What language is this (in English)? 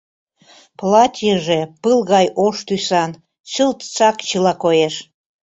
Mari